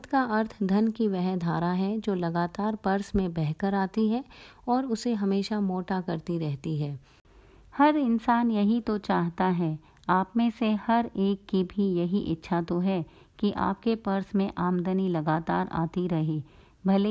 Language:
Hindi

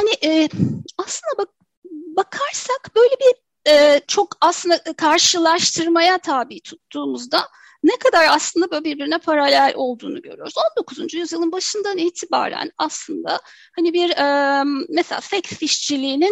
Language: Turkish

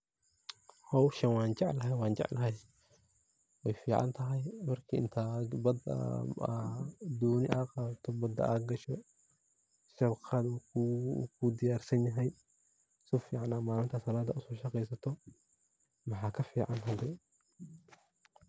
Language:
Somali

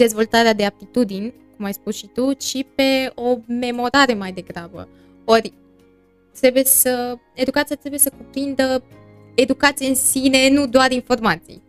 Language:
Romanian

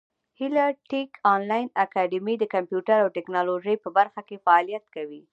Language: Pashto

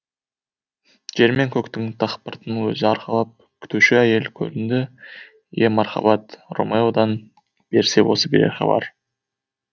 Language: Kazakh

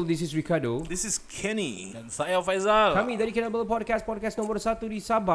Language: Malay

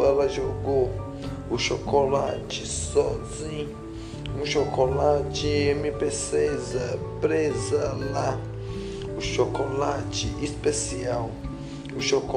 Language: Portuguese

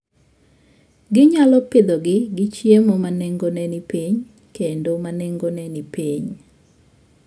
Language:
Luo (Kenya and Tanzania)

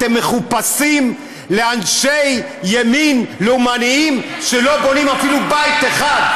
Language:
Hebrew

